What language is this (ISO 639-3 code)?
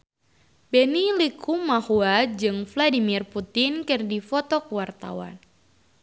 sun